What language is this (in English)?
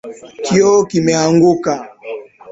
Swahili